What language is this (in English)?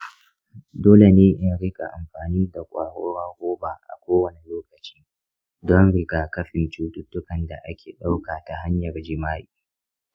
Hausa